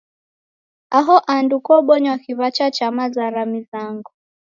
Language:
Taita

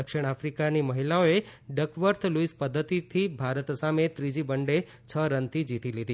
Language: Gujarati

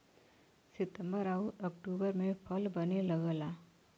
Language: Bhojpuri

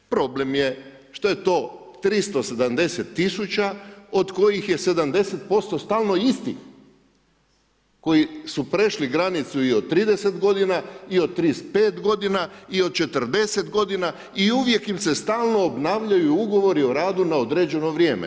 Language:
Croatian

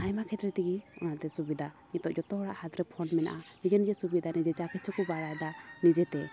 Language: Santali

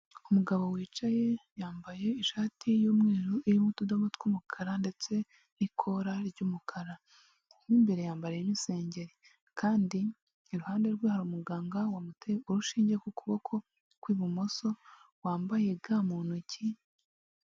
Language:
Kinyarwanda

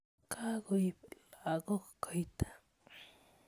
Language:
Kalenjin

